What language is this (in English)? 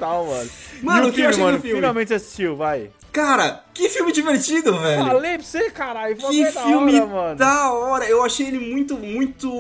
Portuguese